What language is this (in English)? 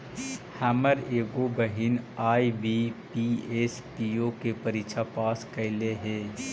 Magahi